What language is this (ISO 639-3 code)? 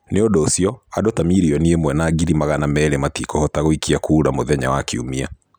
kik